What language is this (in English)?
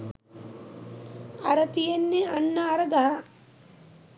Sinhala